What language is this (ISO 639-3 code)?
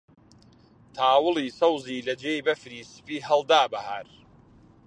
ckb